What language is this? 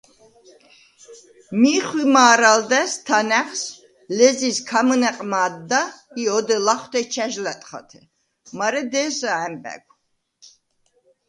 Svan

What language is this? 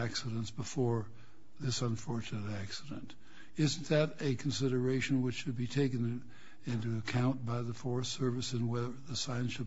English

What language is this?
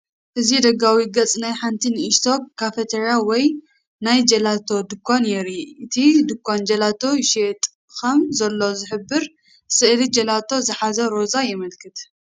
Tigrinya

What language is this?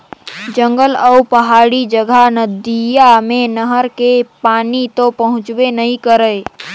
Chhattisgarhi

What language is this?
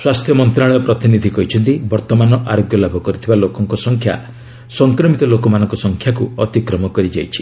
Odia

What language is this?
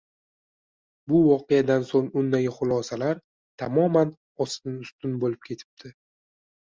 Uzbek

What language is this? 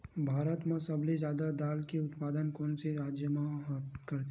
Chhattisgarhi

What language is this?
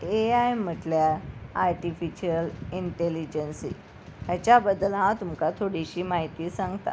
Konkani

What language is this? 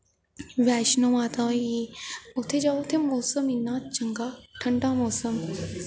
Dogri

